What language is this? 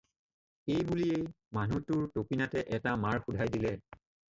Assamese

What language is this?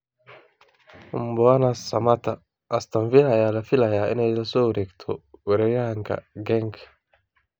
Somali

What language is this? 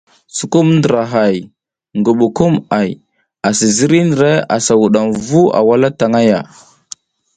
South Giziga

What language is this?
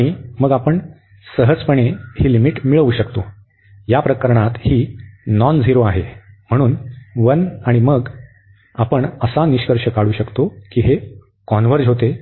Marathi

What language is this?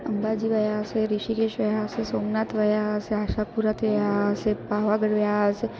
Sindhi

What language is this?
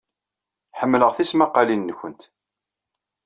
Kabyle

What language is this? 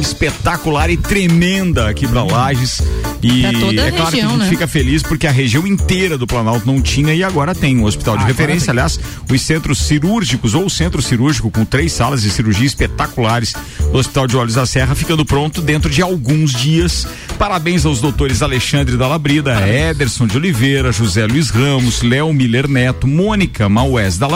Portuguese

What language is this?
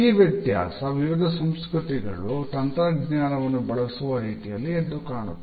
Kannada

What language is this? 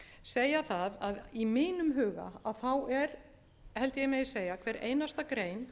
Icelandic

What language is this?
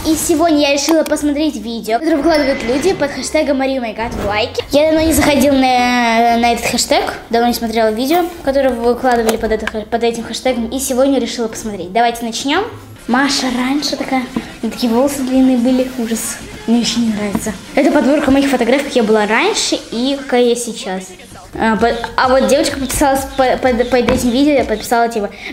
Russian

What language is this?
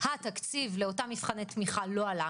Hebrew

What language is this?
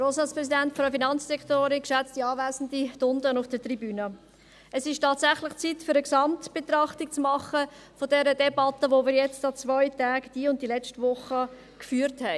Swiss German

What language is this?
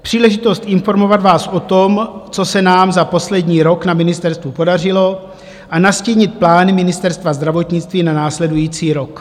Czech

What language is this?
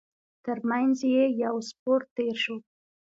Pashto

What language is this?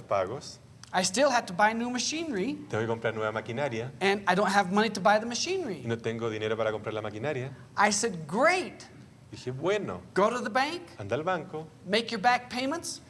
English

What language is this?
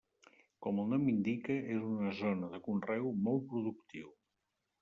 Catalan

